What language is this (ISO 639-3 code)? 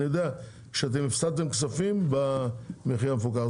heb